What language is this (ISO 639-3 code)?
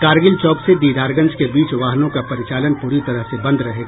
hin